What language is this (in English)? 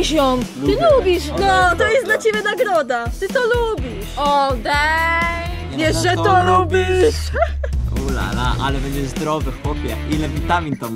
Polish